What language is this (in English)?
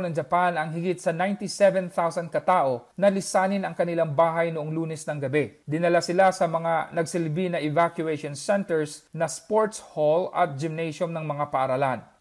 Filipino